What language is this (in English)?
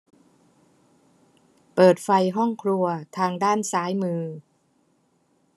Thai